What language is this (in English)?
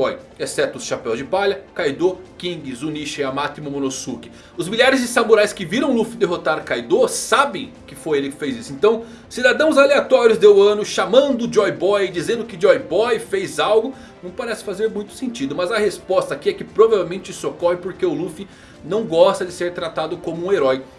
Portuguese